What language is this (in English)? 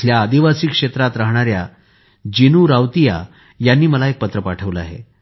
Marathi